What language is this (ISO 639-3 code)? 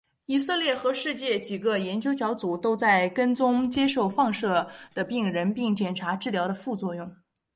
zho